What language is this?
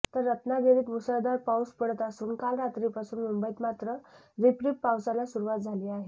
Marathi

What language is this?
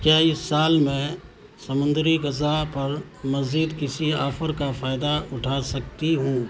Urdu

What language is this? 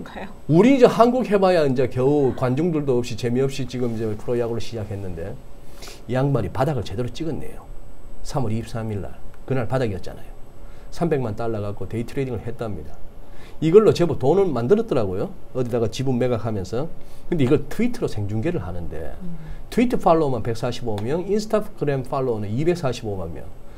Korean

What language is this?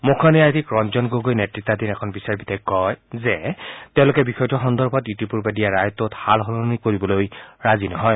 Assamese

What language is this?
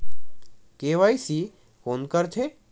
Chhattisgarhi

